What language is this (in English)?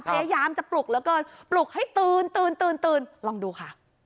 Thai